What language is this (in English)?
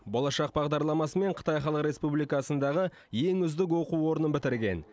Kazakh